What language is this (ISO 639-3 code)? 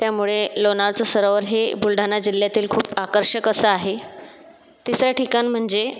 mar